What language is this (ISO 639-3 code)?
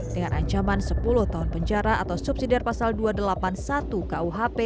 ind